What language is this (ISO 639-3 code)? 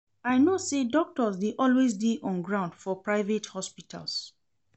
pcm